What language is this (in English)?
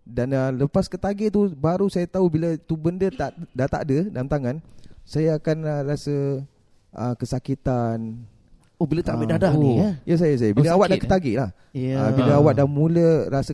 Malay